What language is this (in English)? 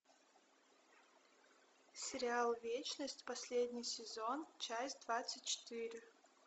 Russian